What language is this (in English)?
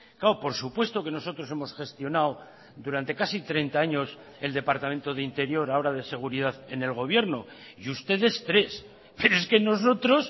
Spanish